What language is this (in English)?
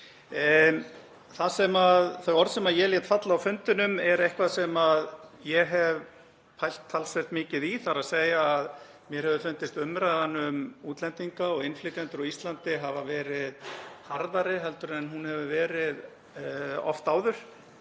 Icelandic